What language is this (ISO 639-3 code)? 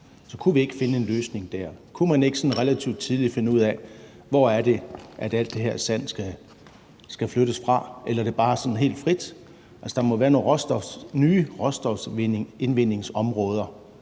dan